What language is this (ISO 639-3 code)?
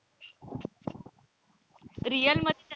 mar